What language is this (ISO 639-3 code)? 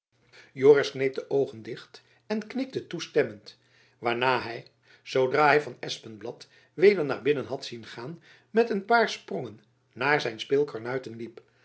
nld